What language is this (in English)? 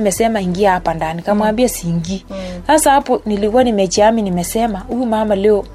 Swahili